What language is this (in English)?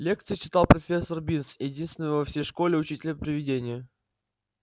Russian